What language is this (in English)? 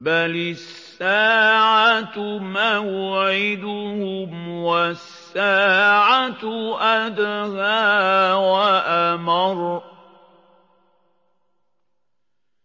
Arabic